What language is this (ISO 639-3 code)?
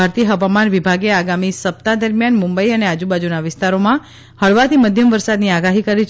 guj